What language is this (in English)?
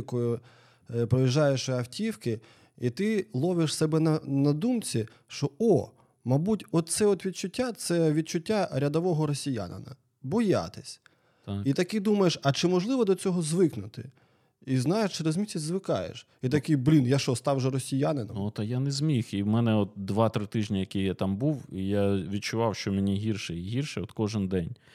Ukrainian